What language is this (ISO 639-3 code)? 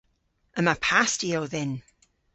cor